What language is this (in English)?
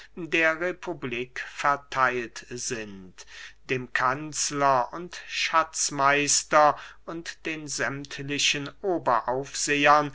German